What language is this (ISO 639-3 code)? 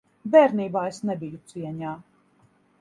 lav